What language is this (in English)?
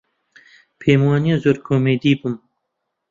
Central Kurdish